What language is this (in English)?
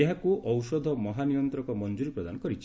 Odia